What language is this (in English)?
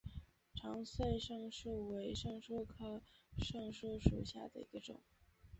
Chinese